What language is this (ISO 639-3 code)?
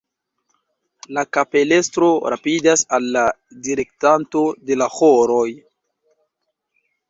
epo